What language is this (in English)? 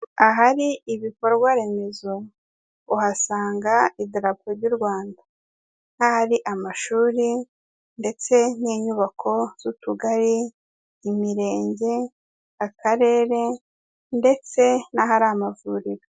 Kinyarwanda